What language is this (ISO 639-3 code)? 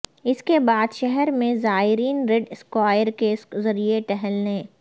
urd